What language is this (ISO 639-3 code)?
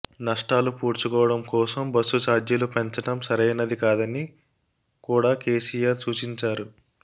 tel